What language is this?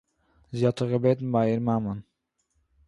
Yiddish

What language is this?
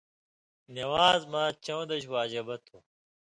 Indus Kohistani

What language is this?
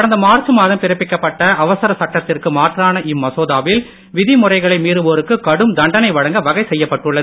Tamil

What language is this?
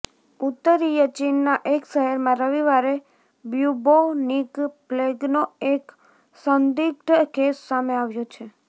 Gujarati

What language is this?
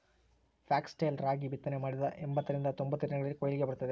Kannada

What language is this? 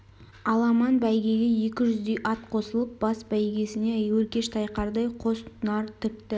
Kazakh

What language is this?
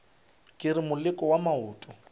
Northern Sotho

